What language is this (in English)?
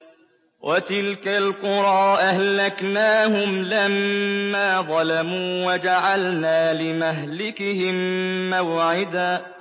Arabic